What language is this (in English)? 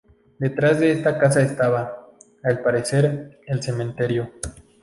Spanish